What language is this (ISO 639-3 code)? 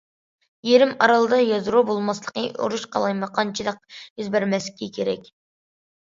uig